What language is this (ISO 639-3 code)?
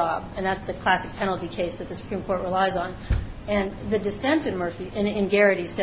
eng